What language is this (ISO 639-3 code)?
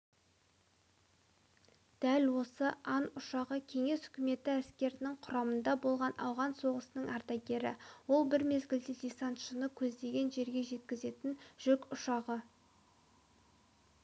kaz